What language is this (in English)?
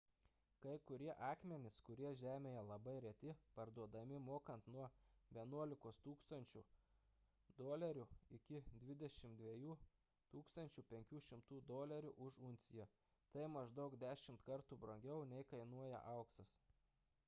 Lithuanian